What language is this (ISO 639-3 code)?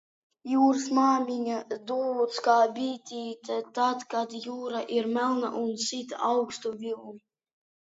lav